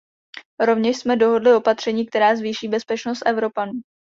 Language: Czech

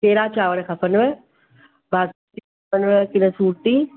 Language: Sindhi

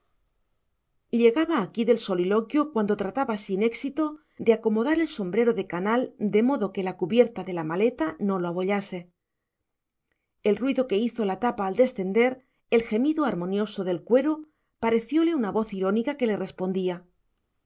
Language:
Spanish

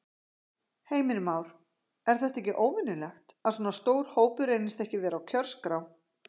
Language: Icelandic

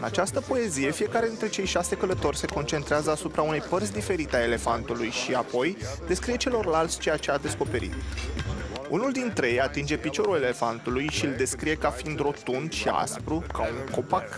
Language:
Romanian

